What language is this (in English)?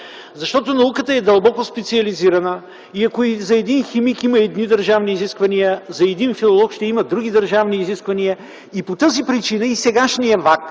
Bulgarian